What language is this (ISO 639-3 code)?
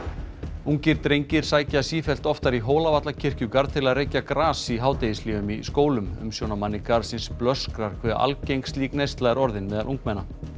isl